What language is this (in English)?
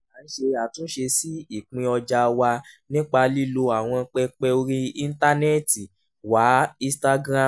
Yoruba